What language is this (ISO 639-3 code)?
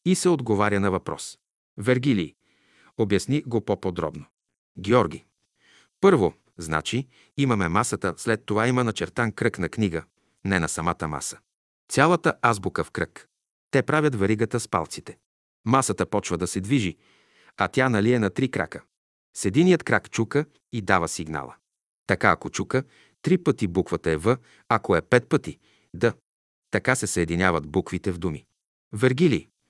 bul